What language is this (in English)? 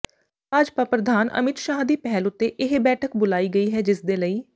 Punjabi